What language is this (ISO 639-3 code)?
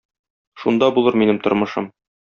tat